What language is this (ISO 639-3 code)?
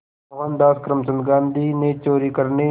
hin